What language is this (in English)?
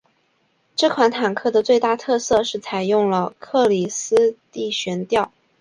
Chinese